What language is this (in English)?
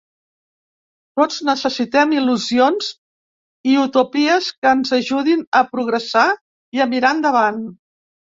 Catalan